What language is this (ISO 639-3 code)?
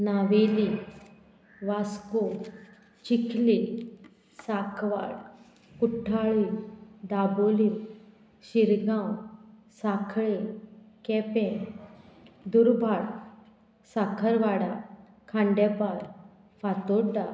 kok